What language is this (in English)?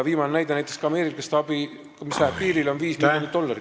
Estonian